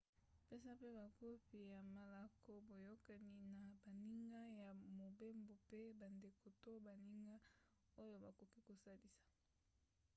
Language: Lingala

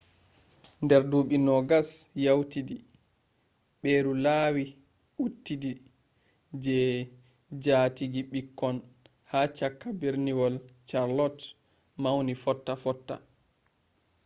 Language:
Fula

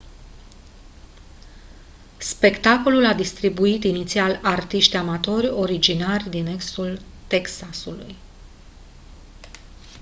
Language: Romanian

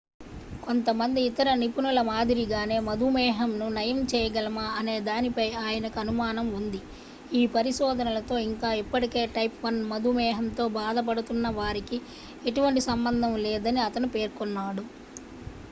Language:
Telugu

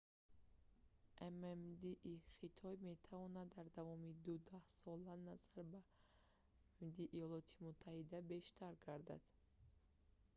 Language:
Tajik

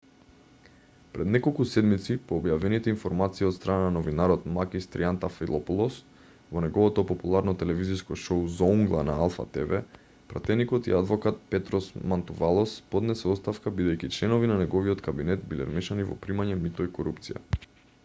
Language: Macedonian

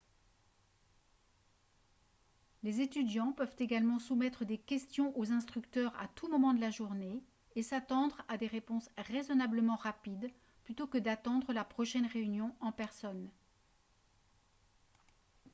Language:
French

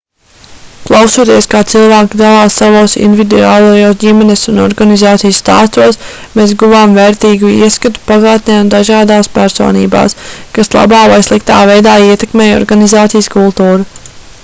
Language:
Latvian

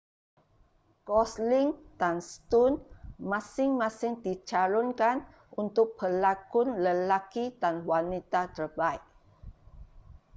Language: Malay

